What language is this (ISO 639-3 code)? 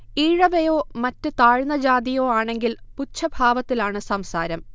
mal